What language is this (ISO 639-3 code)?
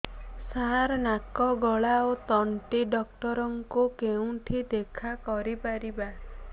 ori